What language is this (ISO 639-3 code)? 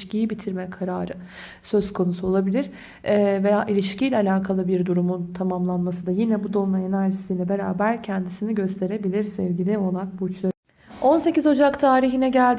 tur